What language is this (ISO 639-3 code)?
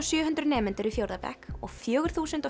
isl